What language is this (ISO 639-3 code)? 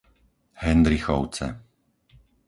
slk